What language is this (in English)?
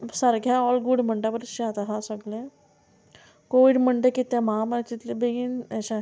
Konkani